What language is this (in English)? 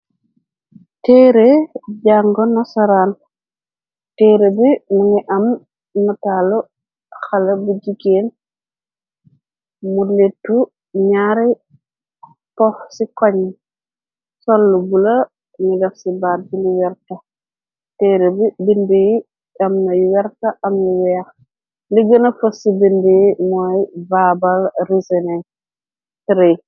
Wolof